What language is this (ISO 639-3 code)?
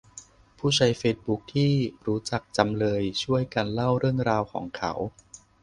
tha